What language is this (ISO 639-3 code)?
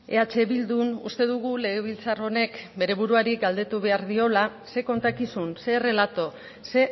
eus